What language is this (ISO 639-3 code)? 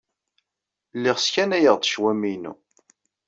kab